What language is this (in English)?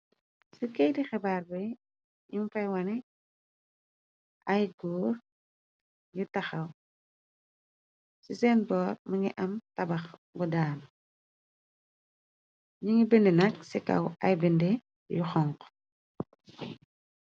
Wolof